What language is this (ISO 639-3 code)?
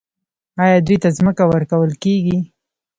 pus